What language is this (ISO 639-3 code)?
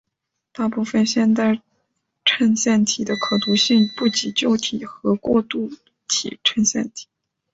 zho